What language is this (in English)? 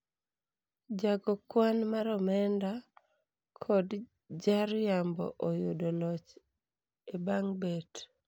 Luo (Kenya and Tanzania)